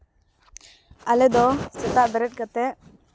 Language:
Santali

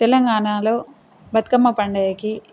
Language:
Telugu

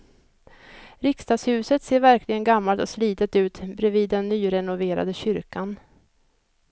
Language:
Swedish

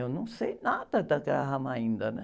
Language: Portuguese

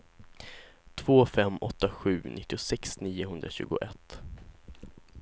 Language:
Swedish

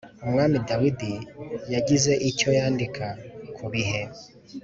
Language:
Kinyarwanda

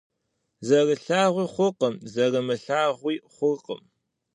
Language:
Kabardian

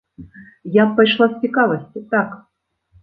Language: Belarusian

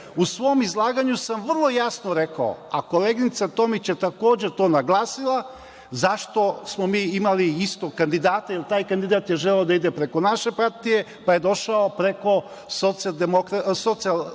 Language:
Serbian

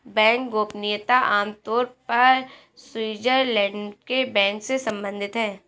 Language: Hindi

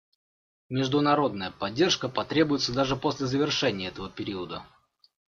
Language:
Russian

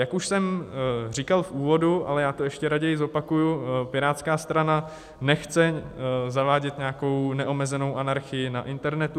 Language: Czech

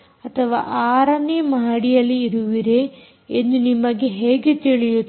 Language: Kannada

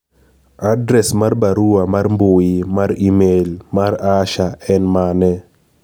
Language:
Luo (Kenya and Tanzania)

